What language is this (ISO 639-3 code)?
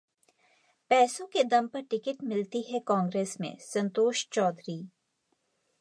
hin